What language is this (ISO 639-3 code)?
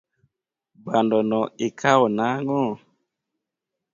luo